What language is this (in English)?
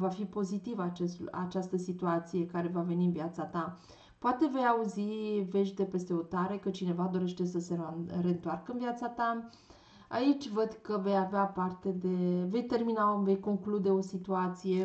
Romanian